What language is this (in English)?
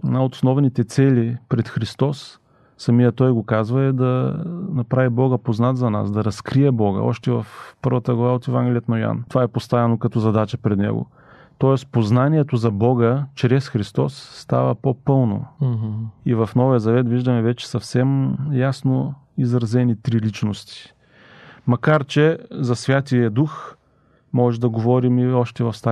Bulgarian